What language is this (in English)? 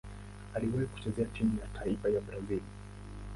Swahili